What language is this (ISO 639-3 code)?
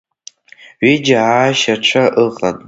abk